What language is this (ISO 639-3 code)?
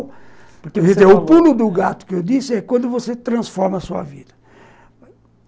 por